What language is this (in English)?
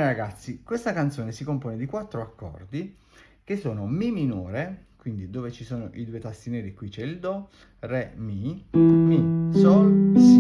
Italian